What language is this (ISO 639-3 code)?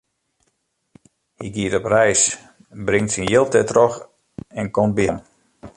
fry